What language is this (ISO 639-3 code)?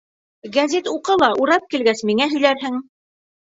bak